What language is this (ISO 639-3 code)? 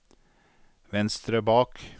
nor